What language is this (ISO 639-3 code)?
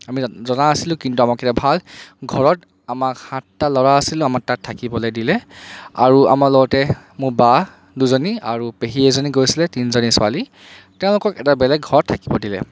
asm